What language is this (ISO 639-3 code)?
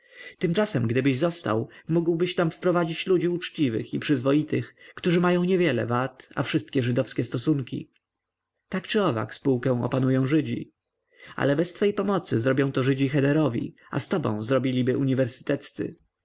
pol